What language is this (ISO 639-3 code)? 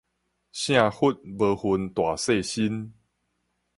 nan